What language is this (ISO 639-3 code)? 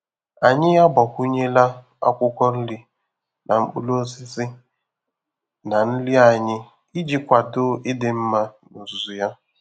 ibo